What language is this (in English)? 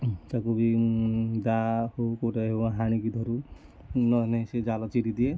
Odia